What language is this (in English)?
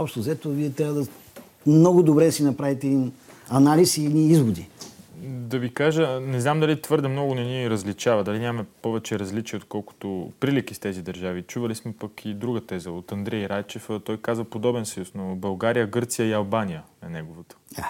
Bulgarian